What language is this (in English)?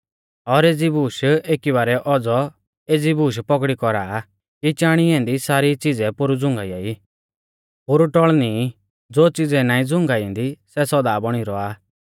Mahasu Pahari